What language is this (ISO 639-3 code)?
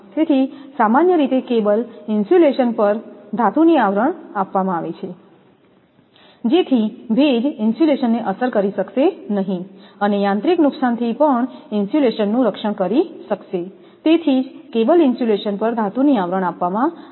guj